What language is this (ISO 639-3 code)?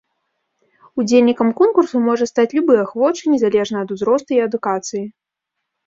bel